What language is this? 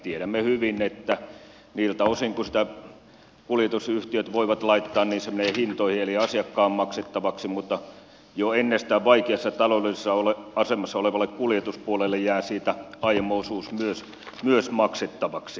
Finnish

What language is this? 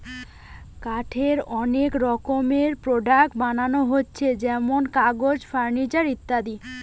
Bangla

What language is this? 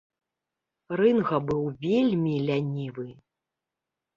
Belarusian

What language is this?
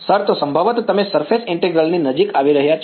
Gujarati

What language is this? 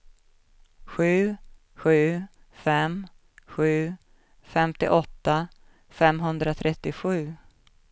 Swedish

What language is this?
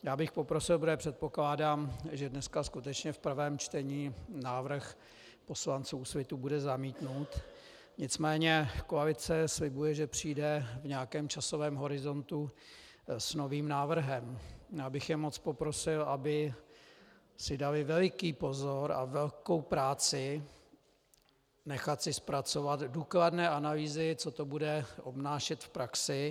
Czech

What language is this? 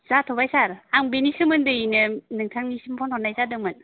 Bodo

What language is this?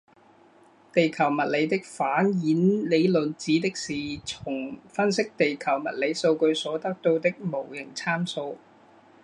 Chinese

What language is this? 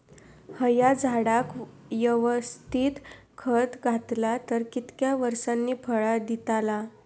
Marathi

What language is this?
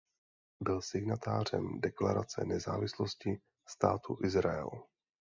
Czech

